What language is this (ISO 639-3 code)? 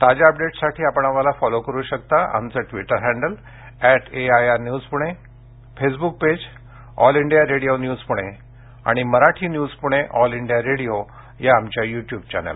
mar